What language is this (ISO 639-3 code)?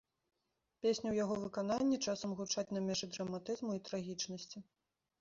bel